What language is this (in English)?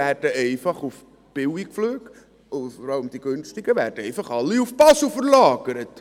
Swiss German